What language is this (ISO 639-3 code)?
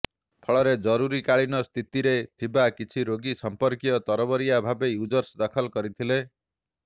ori